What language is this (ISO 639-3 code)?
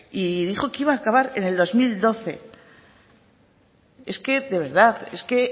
spa